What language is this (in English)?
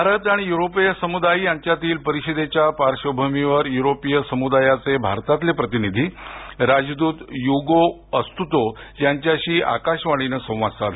Marathi